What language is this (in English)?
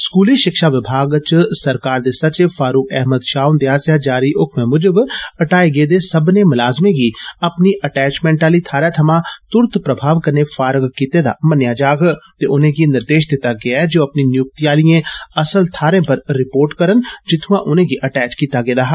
Dogri